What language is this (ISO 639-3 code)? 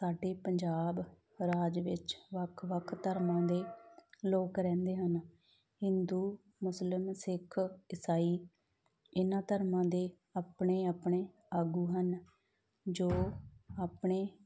pan